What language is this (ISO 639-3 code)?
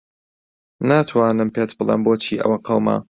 ckb